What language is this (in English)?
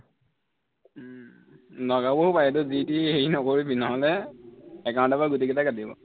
Assamese